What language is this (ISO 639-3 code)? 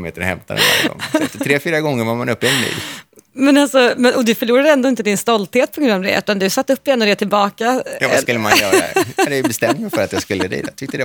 swe